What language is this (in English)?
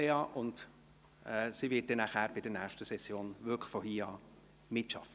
Swiss German